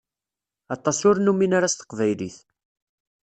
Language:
Kabyle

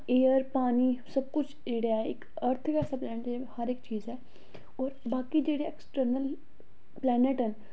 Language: Dogri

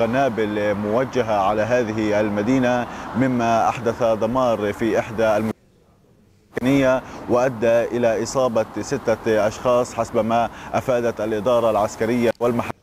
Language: Arabic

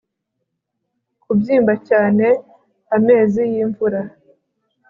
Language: Kinyarwanda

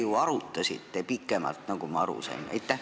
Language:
Estonian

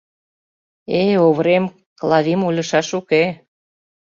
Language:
Mari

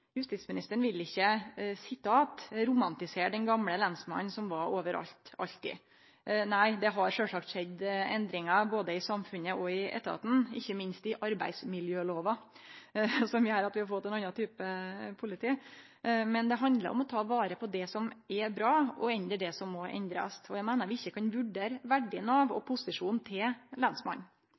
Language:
Norwegian Nynorsk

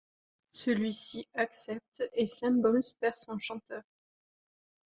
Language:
French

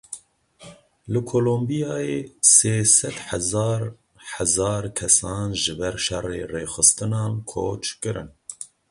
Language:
Kurdish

